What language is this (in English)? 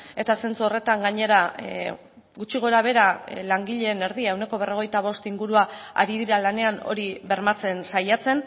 Basque